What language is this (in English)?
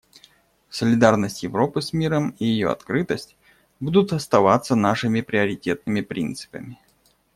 Russian